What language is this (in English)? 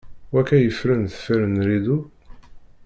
Kabyle